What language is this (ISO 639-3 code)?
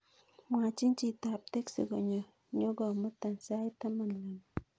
kln